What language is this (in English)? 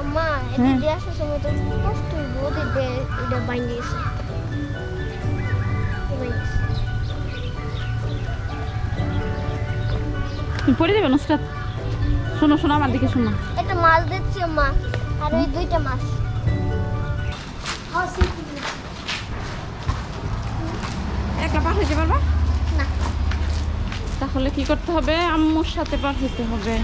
Romanian